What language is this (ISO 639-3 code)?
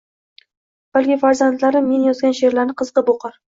uzb